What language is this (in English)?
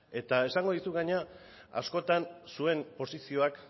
Basque